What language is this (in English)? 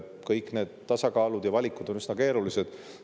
Estonian